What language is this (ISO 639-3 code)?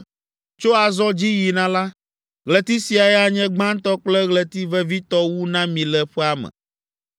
ewe